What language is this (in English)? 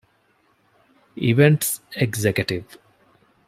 Divehi